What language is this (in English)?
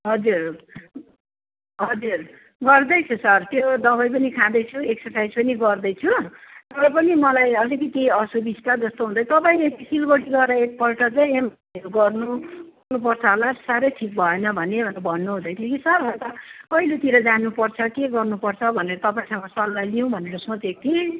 Nepali